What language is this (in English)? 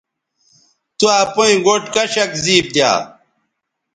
Bateri